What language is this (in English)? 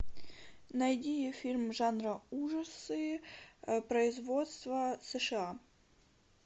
Russian